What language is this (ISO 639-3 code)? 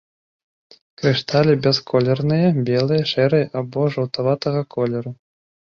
bel